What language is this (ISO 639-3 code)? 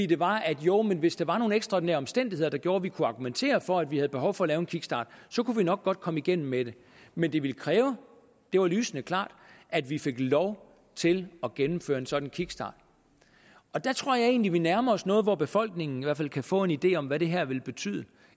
dan